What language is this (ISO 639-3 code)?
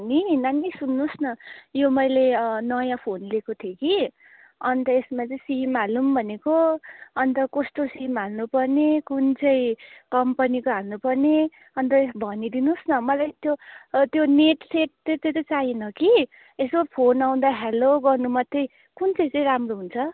nep